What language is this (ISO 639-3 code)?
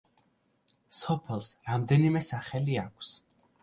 kat